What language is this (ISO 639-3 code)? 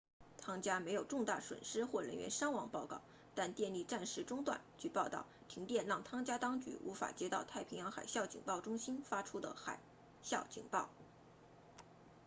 zho